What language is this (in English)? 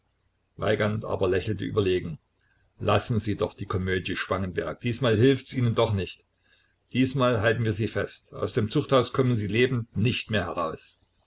German